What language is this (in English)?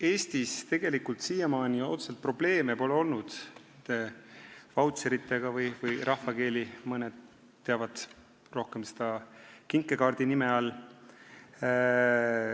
Estonian